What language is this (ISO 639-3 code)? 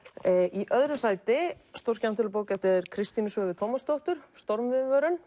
isl